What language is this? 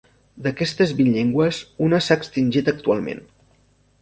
Catalan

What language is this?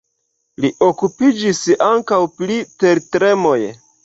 Esperanto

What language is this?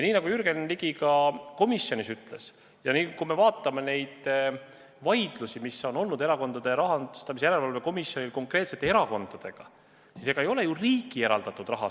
Estonian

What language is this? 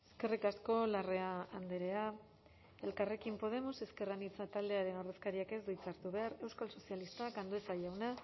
Basque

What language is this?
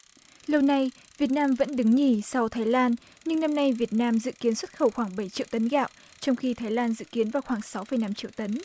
Vietnamese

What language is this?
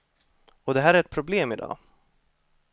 Swedish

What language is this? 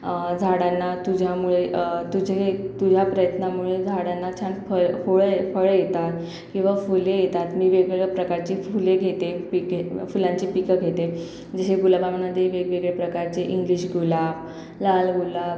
Marathi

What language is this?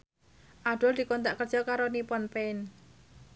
Javanese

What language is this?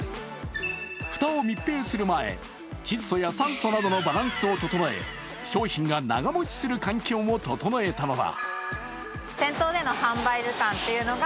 Japanese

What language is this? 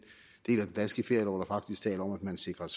Danish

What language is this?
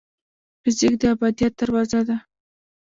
Pashto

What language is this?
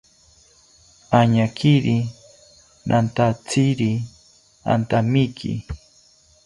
South Ucayali Ashéninka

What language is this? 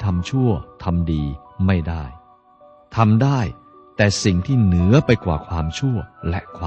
Thai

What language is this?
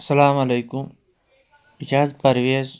Kashmiri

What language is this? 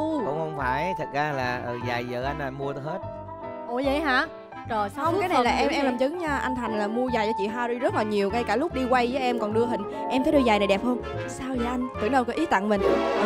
Vietnamese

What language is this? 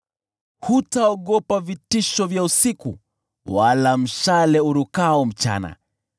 Swahili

